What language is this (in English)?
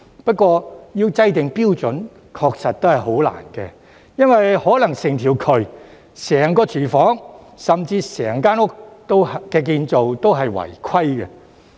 Cantonese